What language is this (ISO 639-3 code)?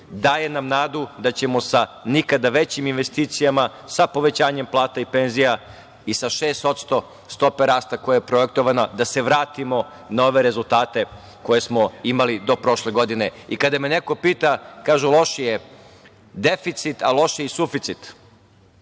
srp